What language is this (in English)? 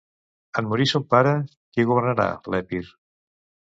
Catalan